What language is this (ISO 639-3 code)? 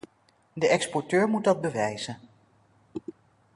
nld